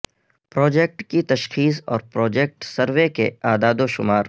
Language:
Urdu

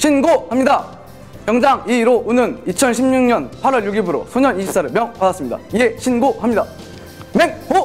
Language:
Korean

